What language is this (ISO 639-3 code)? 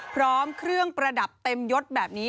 tha